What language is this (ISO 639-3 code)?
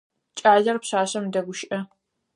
ady